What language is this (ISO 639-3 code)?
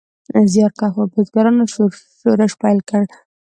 pus